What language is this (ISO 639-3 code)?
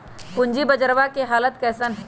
mag